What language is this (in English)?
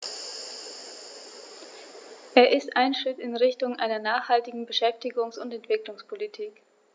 German